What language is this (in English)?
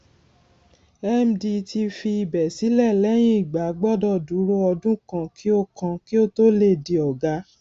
Yoruba